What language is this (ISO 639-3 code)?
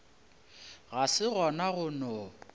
nso